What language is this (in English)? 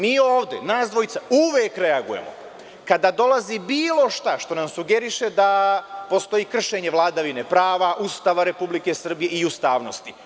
Serbian